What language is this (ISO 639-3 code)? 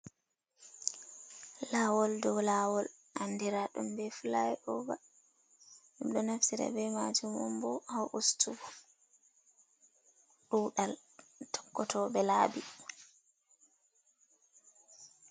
ful